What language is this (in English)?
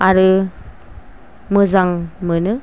Bodo